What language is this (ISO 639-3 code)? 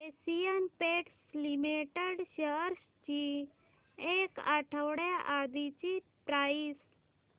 mar